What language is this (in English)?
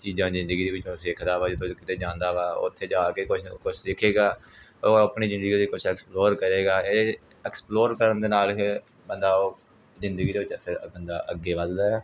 Punjabi